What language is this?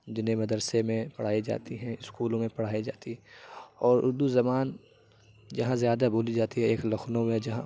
Urdu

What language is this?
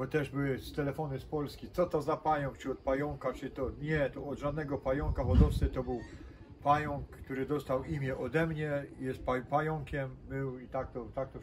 Polish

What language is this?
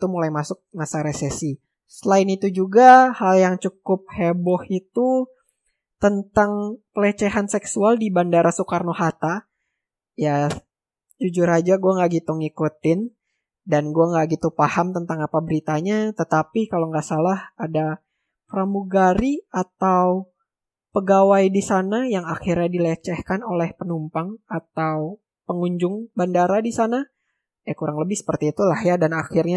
Indonesian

